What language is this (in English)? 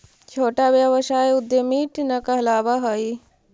Magahi